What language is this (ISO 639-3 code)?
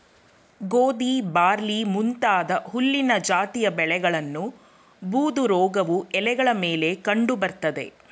kan